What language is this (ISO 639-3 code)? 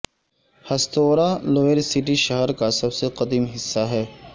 urd